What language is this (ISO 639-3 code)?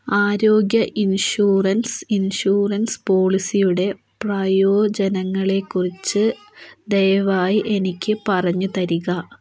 mal